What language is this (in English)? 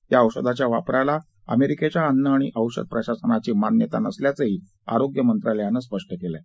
Marathi